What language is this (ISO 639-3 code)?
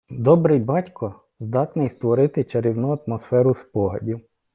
ukr